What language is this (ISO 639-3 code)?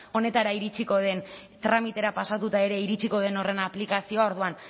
eus